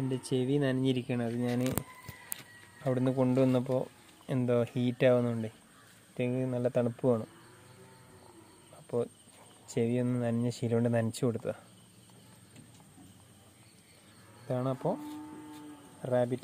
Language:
Romanian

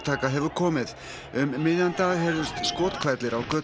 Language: Icelandic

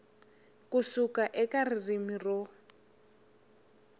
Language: Tsonga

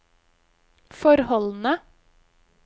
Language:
Norwegian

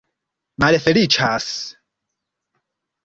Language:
Esperanto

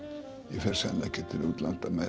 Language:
Icelandic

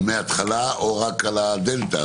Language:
Hebrew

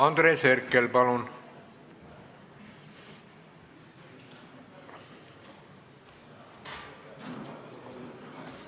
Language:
Estonian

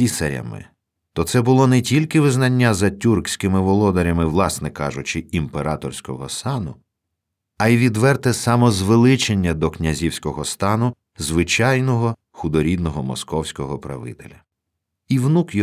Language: Ukrainian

